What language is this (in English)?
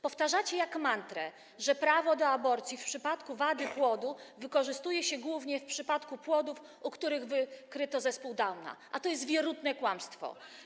Polish